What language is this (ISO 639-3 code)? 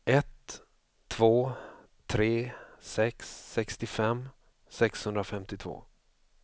swe